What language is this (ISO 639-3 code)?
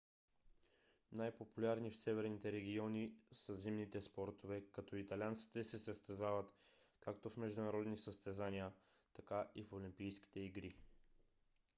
bul